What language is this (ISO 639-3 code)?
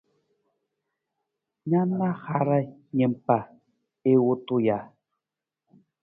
nmz